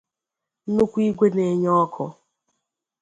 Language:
Igbo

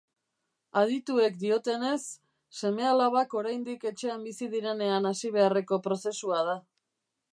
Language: Basque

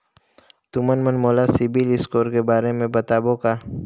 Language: Chhattisgarhi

